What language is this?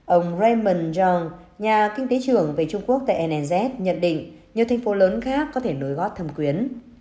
Vietnamese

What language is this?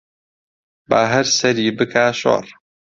Central Kurdish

